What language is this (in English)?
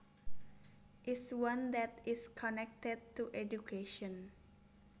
Javanese